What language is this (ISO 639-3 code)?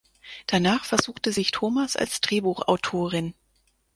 deu